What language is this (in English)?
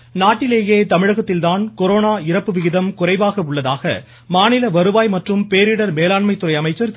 Tamil